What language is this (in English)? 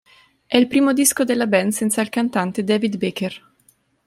Italian